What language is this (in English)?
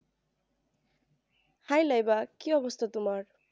Bangla